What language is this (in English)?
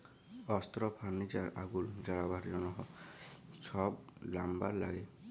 Bangla